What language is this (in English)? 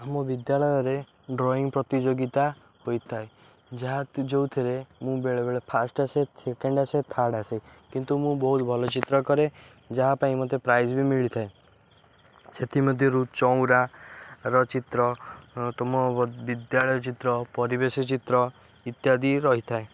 Odia